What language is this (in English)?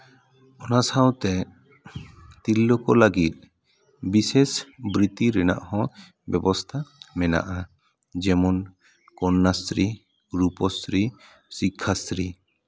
Santali